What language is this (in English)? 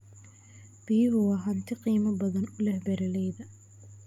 Somali